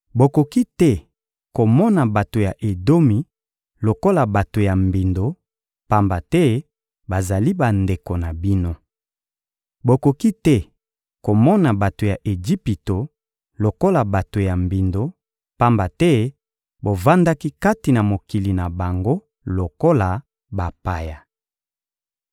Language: Lingala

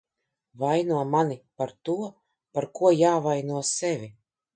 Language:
Latvian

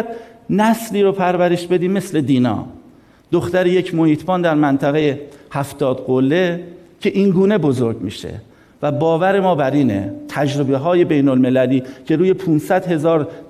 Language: Persian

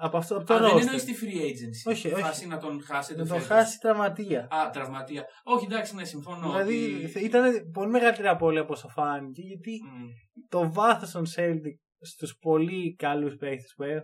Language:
Greek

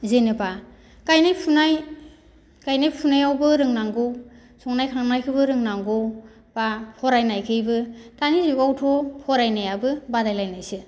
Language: Bodo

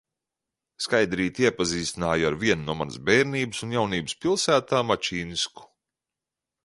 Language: Latvian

